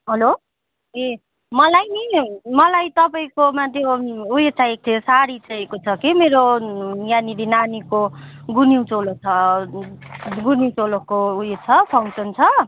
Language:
Nepali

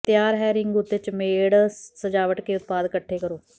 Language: Punjabi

